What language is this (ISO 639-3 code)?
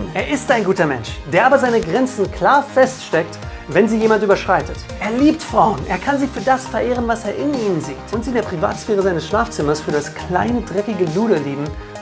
deu